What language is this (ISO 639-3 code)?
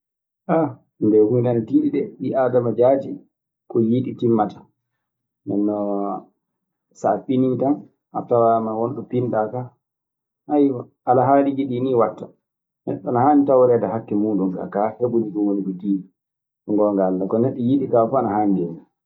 ffm